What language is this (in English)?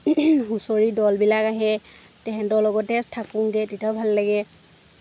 Assamese